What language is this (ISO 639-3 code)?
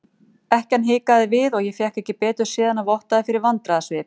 isl